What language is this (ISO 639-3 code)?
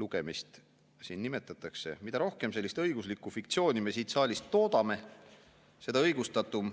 est